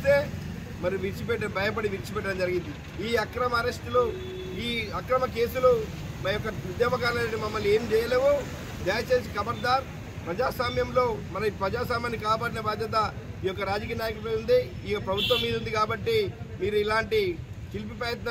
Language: Telugu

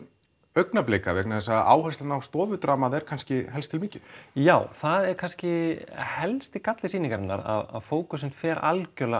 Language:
Icelandic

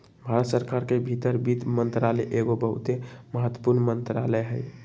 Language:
Magahi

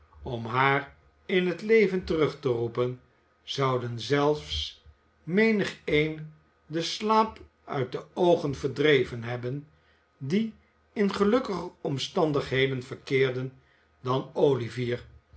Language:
Dutch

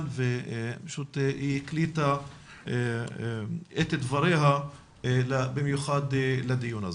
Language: Hebrew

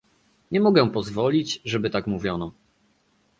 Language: Polish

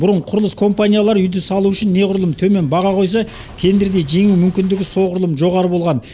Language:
Kazakh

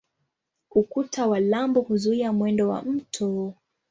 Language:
Swahili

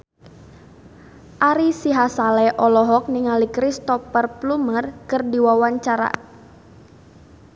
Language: Sundanese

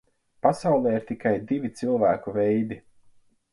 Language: Latvian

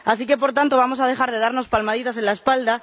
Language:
Spanish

